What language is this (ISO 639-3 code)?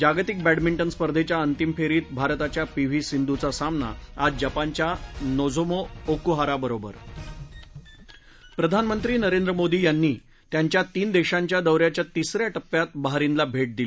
mar